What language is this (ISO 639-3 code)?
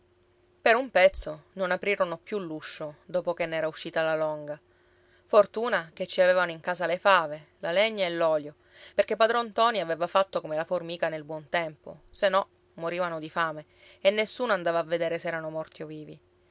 ita